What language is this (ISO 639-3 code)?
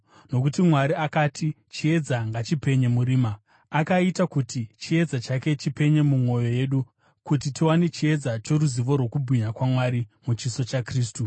sna